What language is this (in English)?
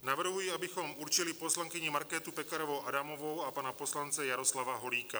Czech